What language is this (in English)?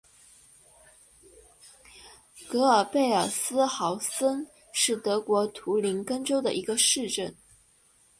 Chinese